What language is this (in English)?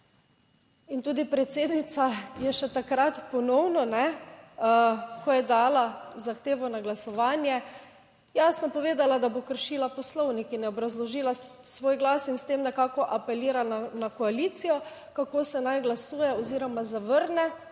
Slovenian